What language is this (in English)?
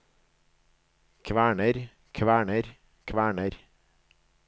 Norwegian